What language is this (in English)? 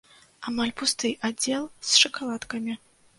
Belarusian